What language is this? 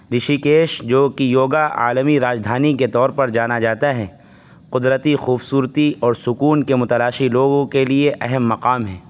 Urdu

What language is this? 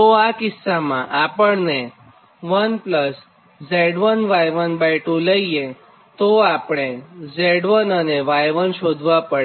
Gujarati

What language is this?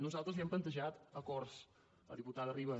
Catalan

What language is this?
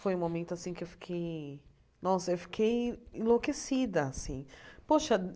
Portuguese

